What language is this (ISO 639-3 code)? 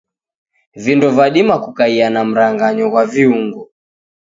dav